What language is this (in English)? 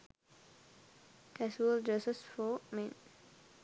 Sinhala